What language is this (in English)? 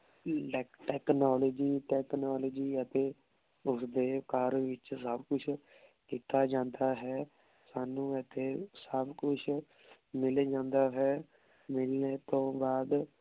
Punjabi